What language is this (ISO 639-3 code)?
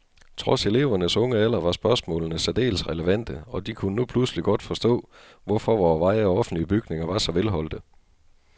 dan